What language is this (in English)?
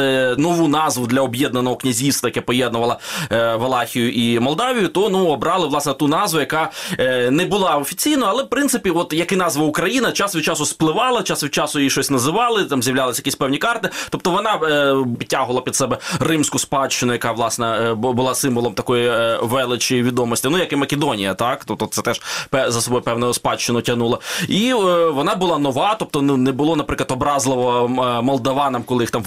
Ukrainian